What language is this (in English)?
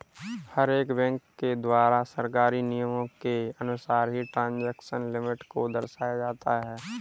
Hindi